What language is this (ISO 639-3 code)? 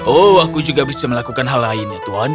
ind